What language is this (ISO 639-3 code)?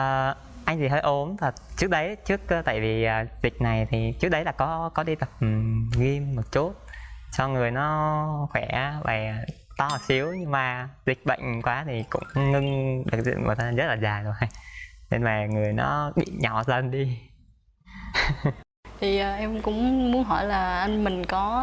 vie